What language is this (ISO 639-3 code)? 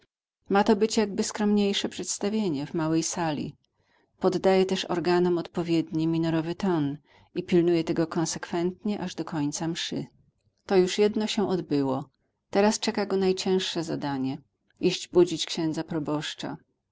pol